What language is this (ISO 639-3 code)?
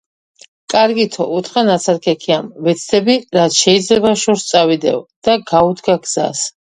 kat